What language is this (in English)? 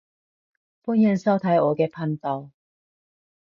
Cantonese